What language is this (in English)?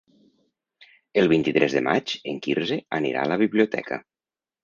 Catalan